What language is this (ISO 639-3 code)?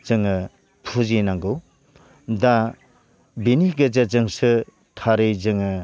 brx